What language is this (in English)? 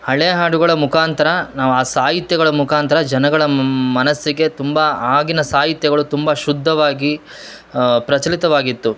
Kannada